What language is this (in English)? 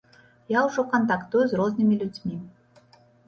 Belarusian